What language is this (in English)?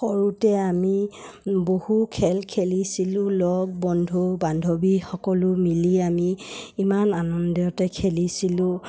Assamese